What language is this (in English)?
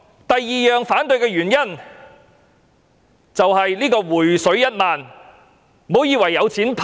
Cantonese